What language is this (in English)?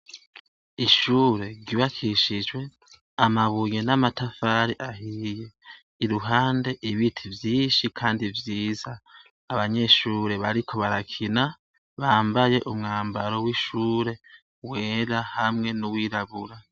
Rundi